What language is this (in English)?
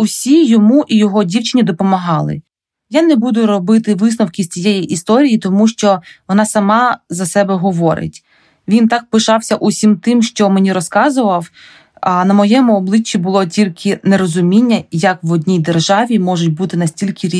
Ukrainian